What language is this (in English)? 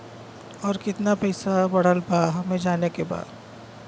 Bhojpuri